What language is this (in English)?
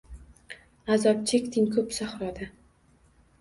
Uzbek